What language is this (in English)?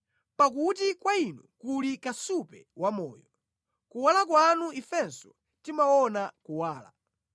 Nyanja